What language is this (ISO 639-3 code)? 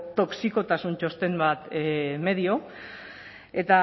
eus